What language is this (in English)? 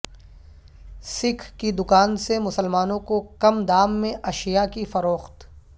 Urdu